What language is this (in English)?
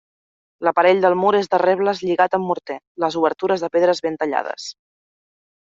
Catalan